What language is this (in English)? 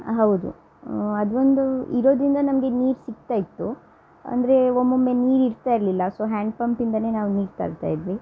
Kannada